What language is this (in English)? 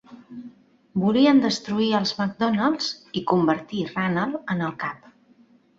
Catalan